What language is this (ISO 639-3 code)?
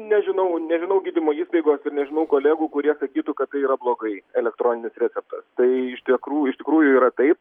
lit